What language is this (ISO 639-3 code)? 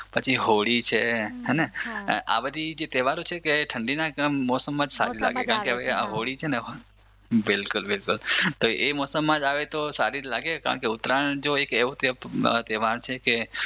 guj